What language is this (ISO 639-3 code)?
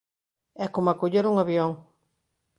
glg